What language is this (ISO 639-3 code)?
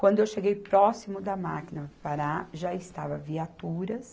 por